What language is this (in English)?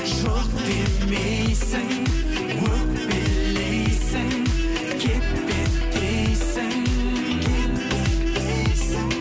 Kazakh